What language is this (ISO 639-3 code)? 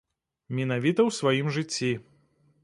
bel